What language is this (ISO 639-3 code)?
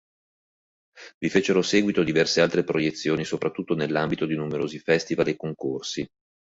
ita